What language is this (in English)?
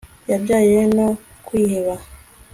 Kinyarwanda